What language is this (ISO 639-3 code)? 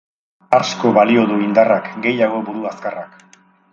eus